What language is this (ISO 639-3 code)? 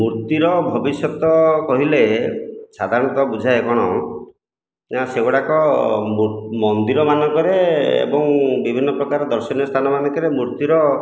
ori